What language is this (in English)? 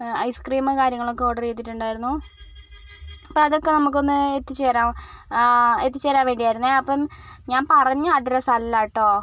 Malayalam